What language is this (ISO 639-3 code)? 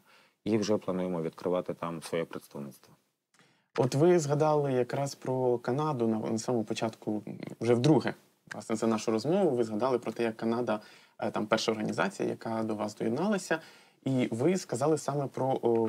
ukr